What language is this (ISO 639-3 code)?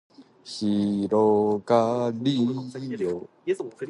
jpn